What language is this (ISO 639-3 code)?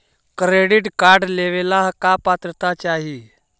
mag